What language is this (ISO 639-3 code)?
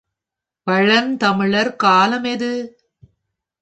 tam